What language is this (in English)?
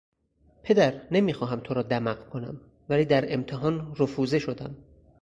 Persian